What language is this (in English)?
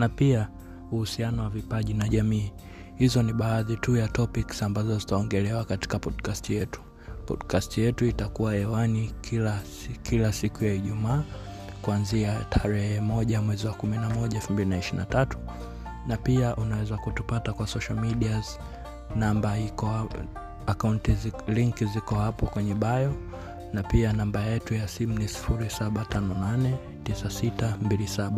Swahili